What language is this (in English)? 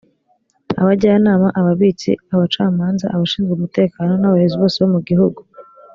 Kinyarwanda